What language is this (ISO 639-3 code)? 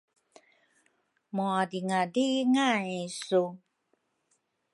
dru